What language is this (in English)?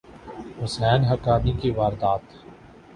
Urdu